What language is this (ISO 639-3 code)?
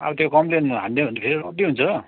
nep